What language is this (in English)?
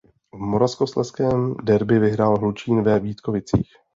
Czech